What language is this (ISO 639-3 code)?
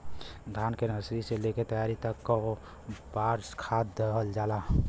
bho